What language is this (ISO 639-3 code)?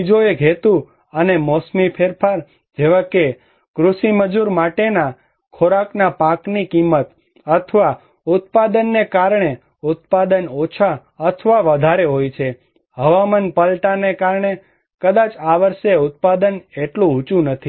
guj